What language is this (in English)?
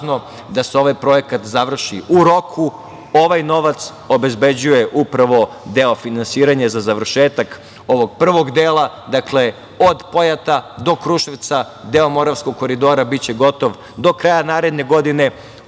Serbian